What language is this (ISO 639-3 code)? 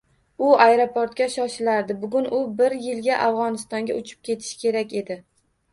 uzb